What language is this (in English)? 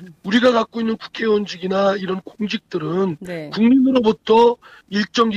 Korean